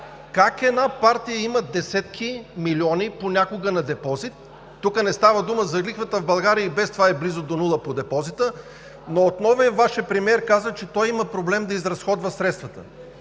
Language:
Bulgarian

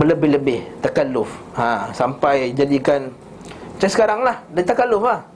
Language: Malay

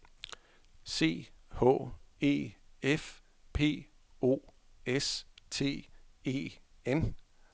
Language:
Danish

